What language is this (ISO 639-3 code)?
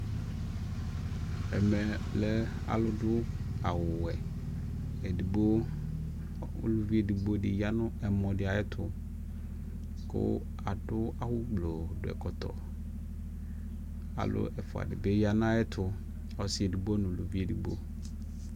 kpo